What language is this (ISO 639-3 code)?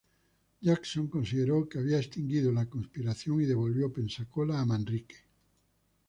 spa